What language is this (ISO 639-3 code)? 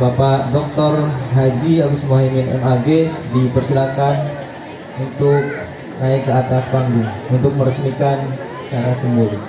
ind